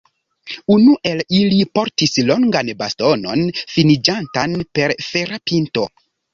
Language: Esperanto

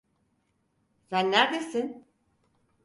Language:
Turkish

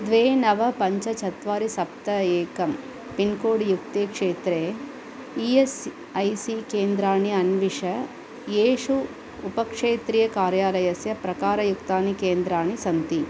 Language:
Sanskrit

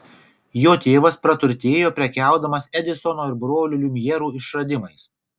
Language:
Lithuanian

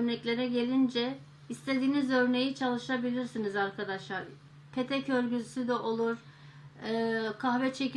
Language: Turkish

